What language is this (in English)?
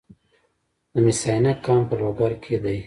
Pashto